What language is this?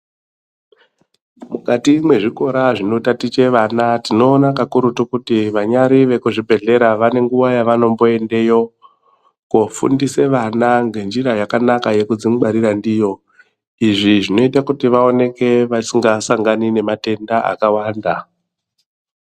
Ndau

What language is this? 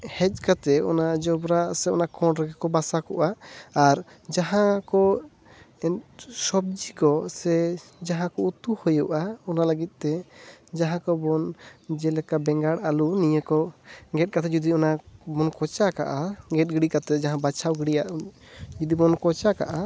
Santali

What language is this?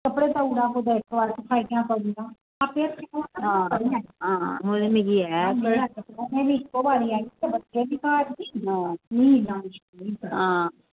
Dogri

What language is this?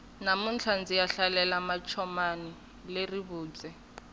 Tsonga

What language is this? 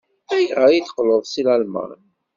Kabyle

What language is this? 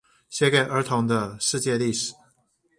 Chinese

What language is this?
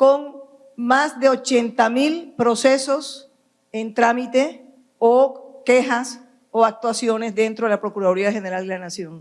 Spanish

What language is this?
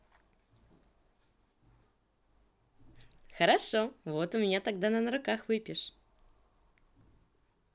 Russian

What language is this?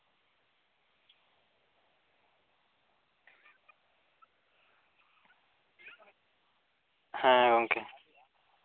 Santali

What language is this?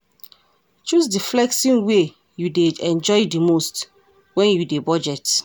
Nigerian Pidgin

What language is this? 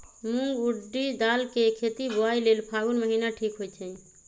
Magahi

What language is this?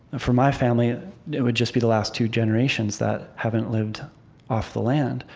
English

